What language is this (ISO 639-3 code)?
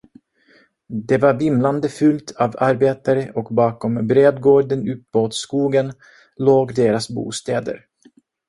swe